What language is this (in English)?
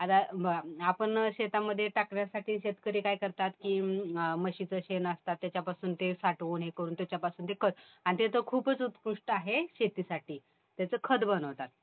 Marathi